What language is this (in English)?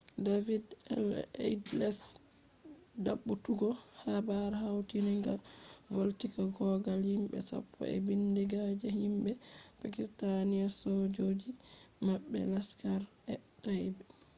Fula